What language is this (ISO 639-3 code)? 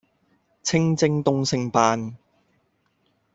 yue